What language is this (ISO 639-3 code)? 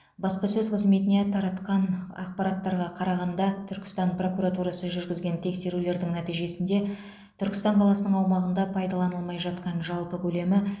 kaz